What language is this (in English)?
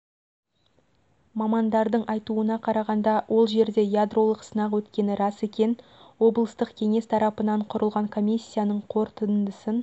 Kazakh